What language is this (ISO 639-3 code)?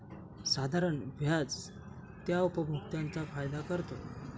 mar